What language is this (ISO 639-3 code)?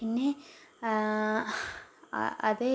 mal